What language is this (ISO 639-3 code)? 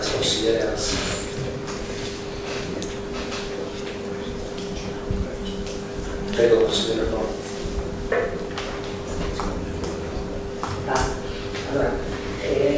ita